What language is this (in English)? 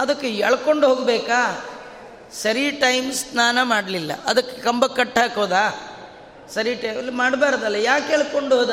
Kannada